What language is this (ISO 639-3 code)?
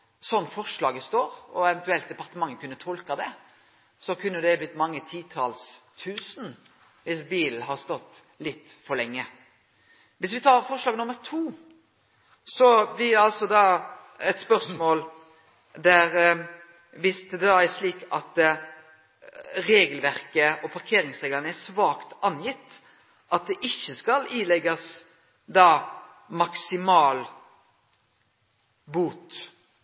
nno